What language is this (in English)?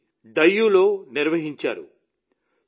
Telugu